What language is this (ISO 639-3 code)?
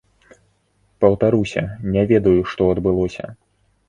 bel